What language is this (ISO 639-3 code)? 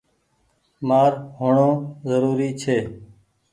gig